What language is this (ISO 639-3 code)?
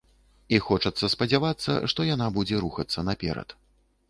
bel